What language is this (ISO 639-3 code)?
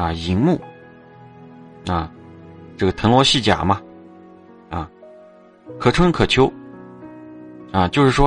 zho